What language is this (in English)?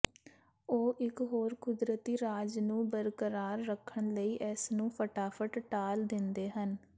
Punjabi